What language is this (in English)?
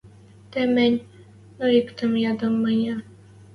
Western Mari